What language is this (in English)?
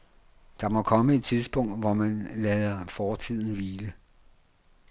Danish